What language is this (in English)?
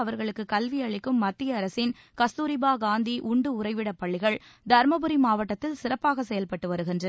Tamil